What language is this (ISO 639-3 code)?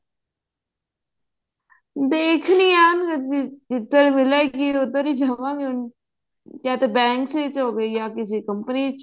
pan